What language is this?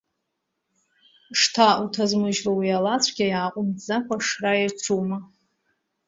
Abkhazian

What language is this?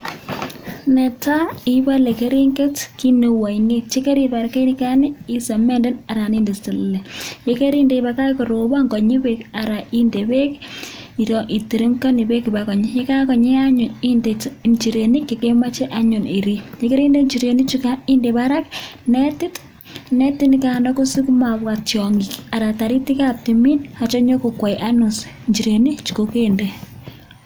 Kalenjin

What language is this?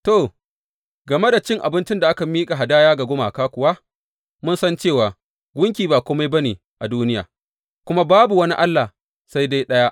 Hausa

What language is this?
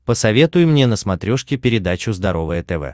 Russian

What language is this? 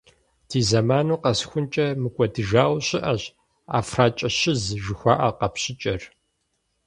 Kabardian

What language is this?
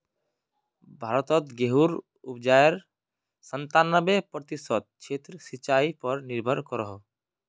Magahi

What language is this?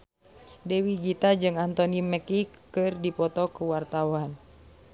Sundanese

